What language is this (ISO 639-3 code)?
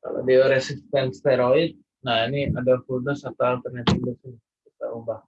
ind